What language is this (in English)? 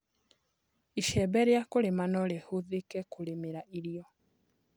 Kikuyu